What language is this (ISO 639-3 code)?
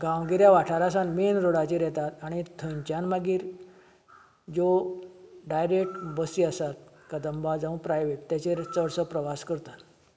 kok